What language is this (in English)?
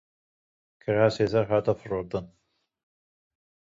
Kurdish